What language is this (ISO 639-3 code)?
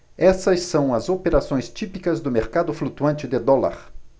por